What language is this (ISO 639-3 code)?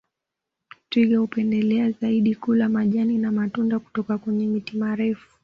swa